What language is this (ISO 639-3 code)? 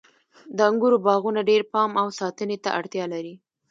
pus